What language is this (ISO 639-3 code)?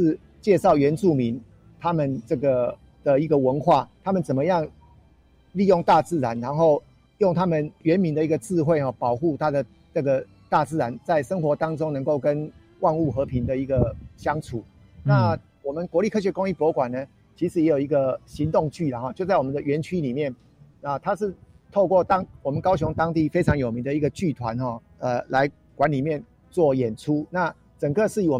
zho